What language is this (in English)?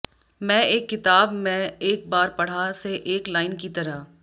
Hindi